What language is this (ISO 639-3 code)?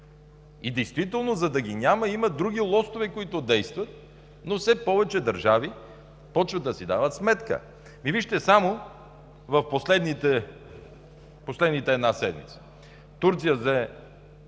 bul